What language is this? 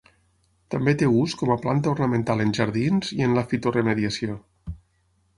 Catalan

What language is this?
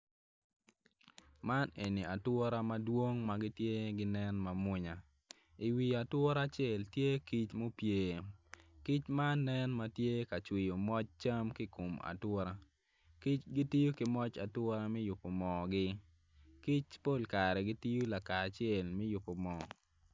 Acoli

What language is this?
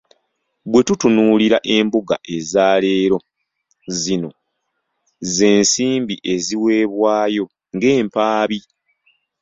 Ganda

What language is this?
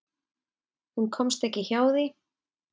Icelandic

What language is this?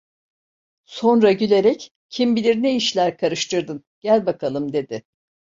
Turkish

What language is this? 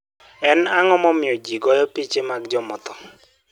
Luo (Kenya and Tanzania)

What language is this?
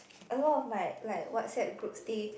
English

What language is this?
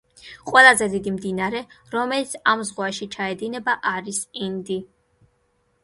Georgian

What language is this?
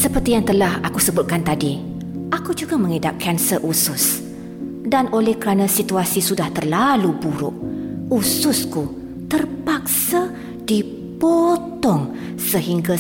Malay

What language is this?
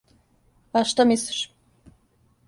Serbian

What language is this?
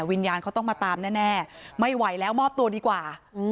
Thai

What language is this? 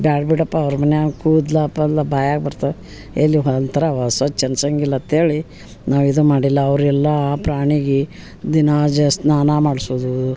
Kannada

